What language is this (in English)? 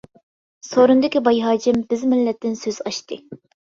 Uyghur